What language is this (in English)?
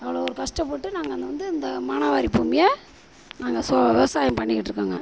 Tamil